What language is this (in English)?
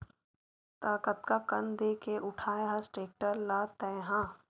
Chhattisgarhi